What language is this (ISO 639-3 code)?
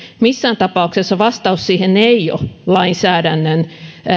fin